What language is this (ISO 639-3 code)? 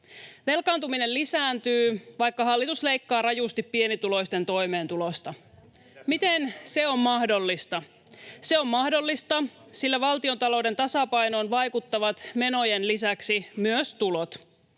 fin